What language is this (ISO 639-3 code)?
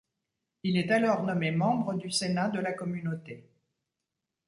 fra